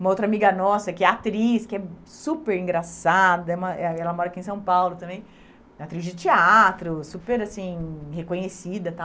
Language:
Portuguese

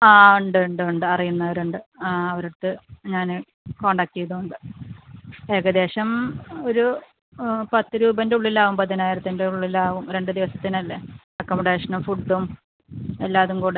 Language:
Malayalam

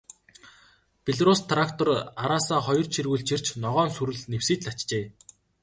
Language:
Mongolian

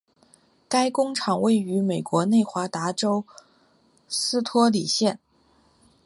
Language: Chinese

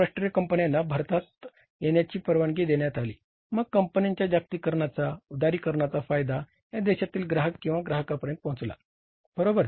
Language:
Marathi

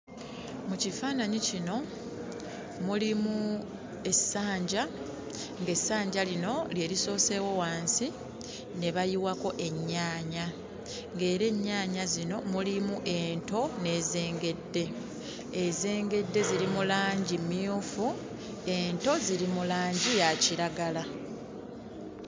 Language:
Ganda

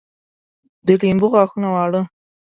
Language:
Pashto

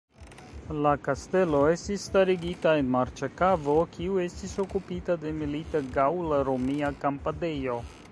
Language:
Esperanto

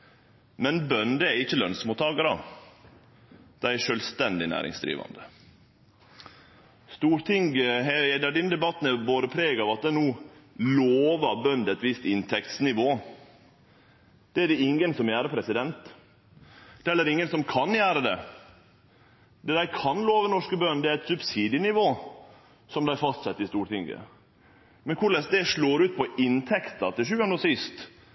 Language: Norwegian Nynorsk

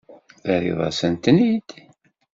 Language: Kabyle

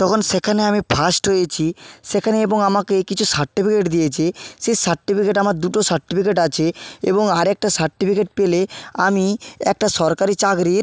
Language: Bangla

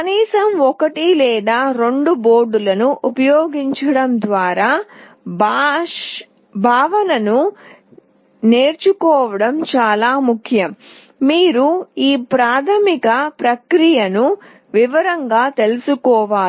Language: Telugu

